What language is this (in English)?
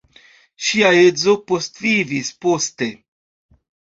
Esperanto